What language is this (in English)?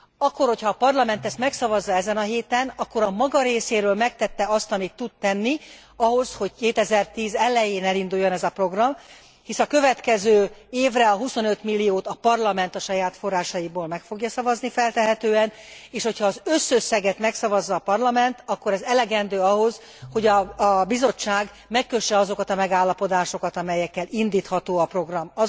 Hungarian